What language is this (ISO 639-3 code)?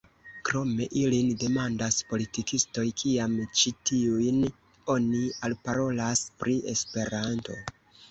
epo